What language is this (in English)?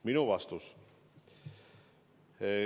Estonian